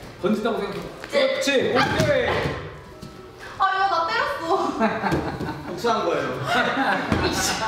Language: Korean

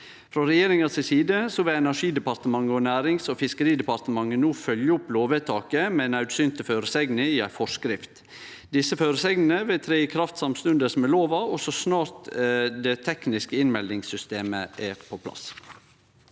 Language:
Norwegian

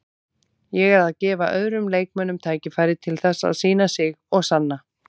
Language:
Icelandic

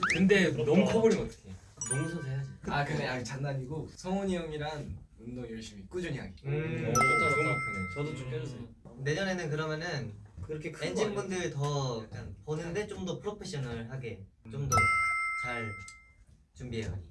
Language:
Korean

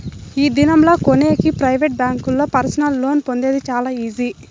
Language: Telugu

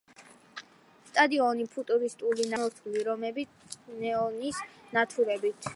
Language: Georgian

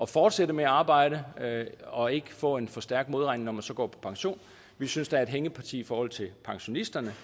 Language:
Danish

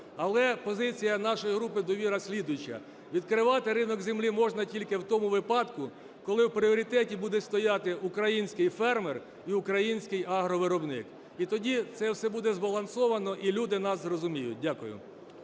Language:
Ukrainian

